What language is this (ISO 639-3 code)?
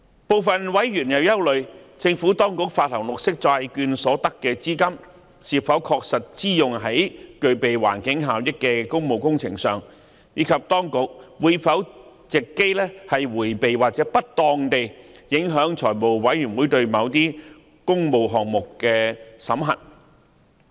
yue